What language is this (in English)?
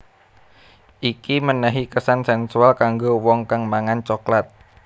Javanese